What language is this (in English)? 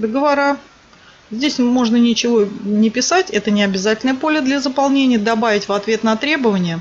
Russian